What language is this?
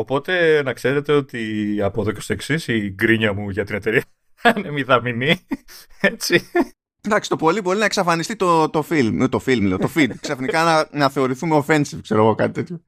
Greek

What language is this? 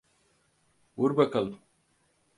Turkish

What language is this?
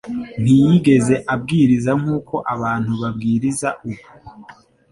Kinyarwanda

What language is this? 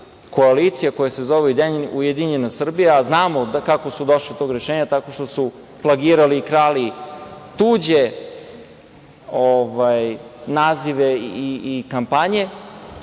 Serbian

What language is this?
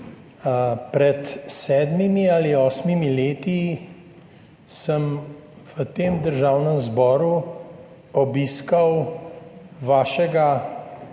Slovenian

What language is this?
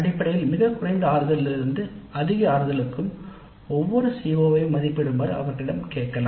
Tamil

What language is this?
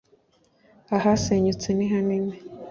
Kinyarwanda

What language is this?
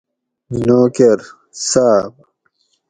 Gawri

